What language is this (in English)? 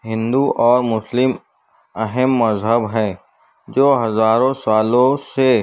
Urdu